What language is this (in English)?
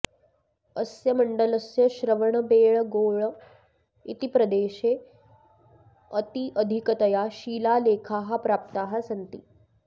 Sanskrit